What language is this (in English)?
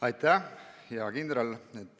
Estonian